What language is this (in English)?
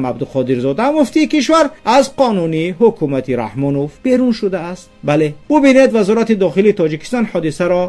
Persian